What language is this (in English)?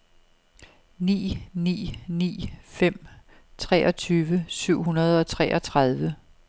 Danish